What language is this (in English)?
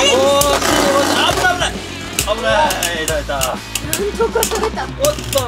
Japanese